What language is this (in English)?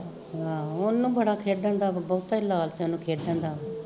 Punjabi